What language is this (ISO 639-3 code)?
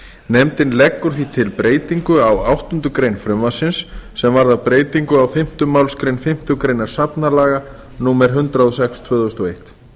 isl